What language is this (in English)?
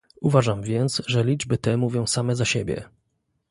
Polish